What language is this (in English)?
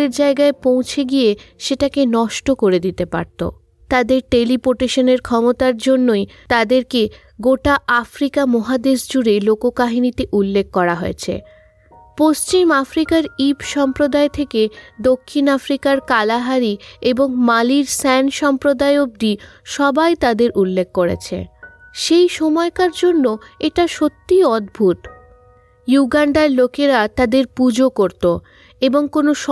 Bangla